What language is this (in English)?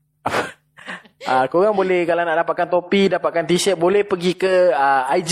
Malay